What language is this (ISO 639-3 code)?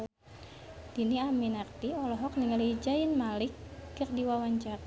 sun